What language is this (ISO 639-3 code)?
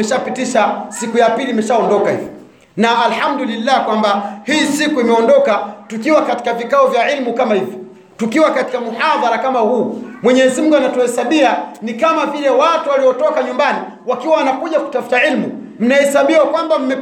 swa